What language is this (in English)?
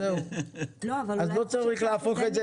Hebrew